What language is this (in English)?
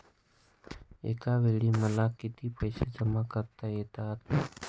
Marathi